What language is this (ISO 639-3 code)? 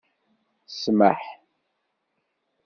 kab